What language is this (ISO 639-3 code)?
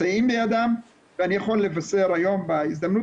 heb